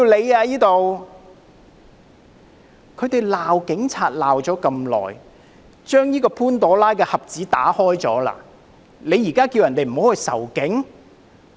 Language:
Cantonese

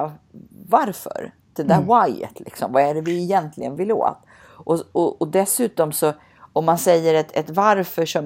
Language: Swedish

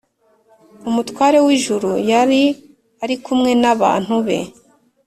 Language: Kinyarwanda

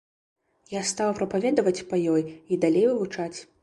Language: Belarusian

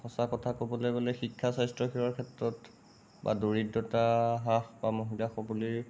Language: Assamese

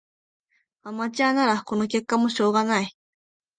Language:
Japanese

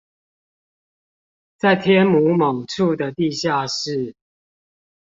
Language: Chinese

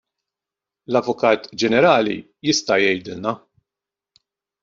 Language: Maltese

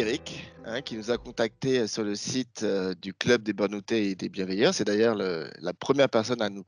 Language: French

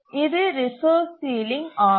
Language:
Tamil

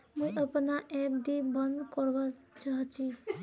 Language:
Magahi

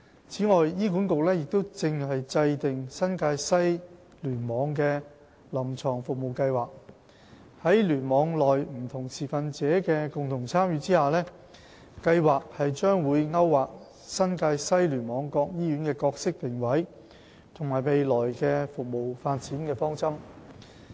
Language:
Cantonese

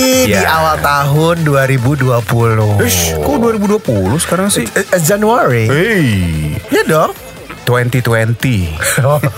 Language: Indonesian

